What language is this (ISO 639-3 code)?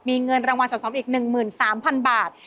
tha